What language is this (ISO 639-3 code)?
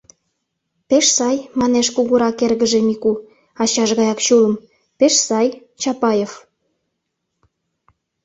chm